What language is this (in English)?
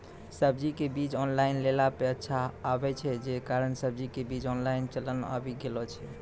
Maithili